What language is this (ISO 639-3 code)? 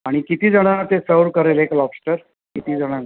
mar